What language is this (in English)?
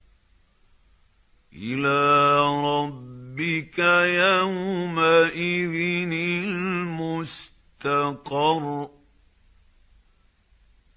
Arabic